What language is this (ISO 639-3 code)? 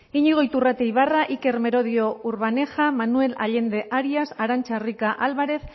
eus